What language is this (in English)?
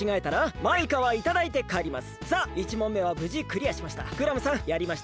Japanese